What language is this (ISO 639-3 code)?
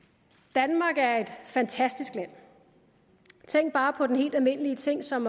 dan